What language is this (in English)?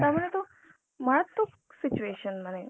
Bangla